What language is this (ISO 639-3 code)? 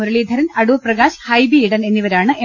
mal